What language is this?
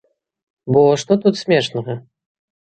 Belarusian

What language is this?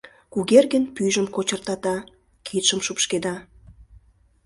Mari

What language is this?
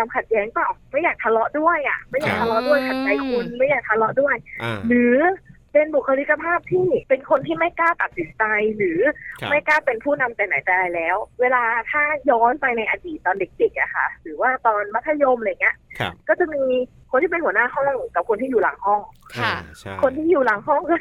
Thai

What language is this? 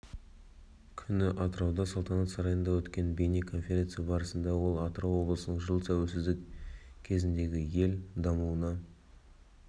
Kazakh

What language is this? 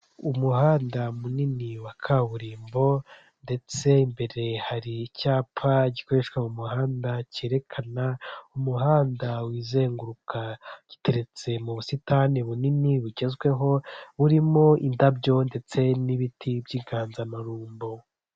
Kinyarwanda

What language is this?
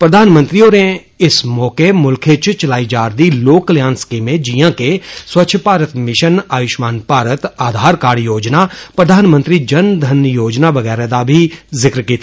Dogri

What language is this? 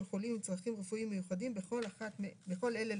Hebrew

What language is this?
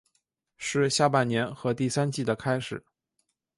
Chinese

